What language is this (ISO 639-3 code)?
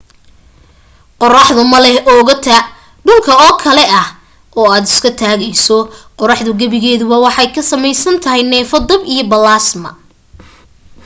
som